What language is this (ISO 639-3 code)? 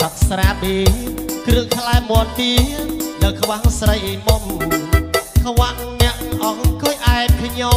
tha